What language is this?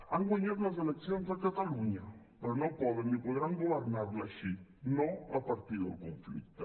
Catalan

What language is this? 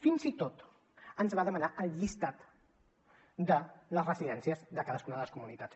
Catalan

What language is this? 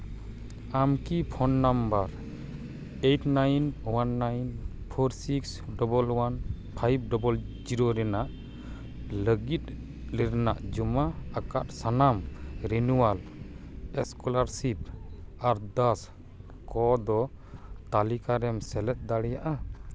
Santali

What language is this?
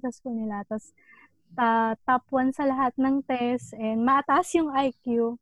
Filipino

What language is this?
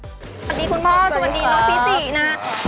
Thai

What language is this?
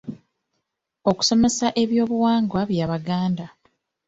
Ganda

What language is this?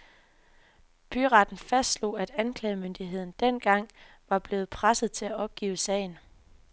Danish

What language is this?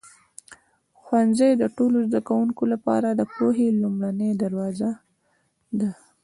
Pashto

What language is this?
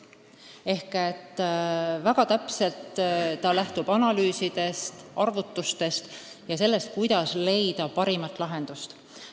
Estonian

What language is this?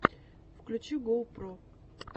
Russian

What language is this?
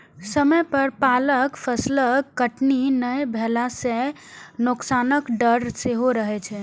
Maithili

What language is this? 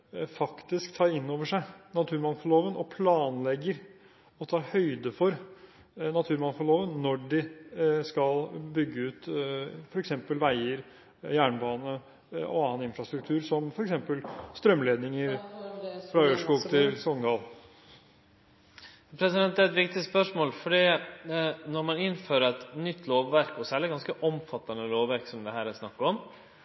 Norwegian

